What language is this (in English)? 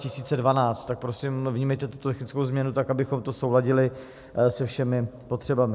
Czech